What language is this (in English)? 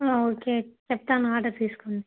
Telugu